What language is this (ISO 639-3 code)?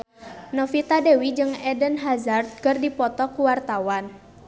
sun